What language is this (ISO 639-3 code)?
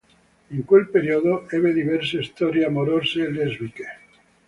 ita